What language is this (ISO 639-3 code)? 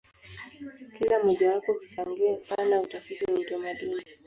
swa